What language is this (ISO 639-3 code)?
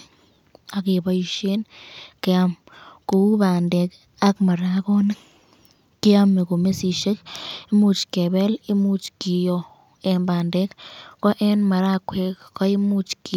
kln